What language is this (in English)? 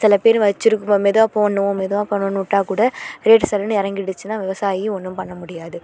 Tamil